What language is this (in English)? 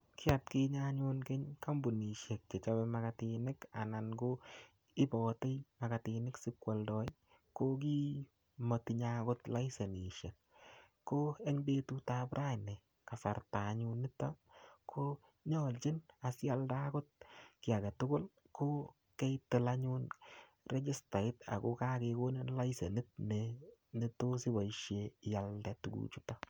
Kalenjin